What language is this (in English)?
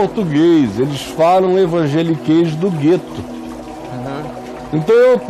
Portuguese